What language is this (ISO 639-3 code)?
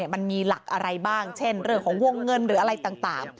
tha